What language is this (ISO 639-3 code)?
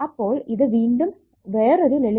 mal